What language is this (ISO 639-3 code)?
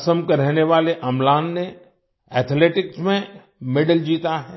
hin